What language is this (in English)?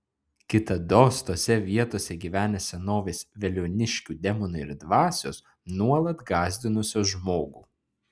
Lithuanian